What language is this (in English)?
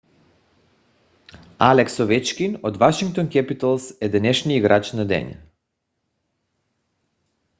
Bulgarian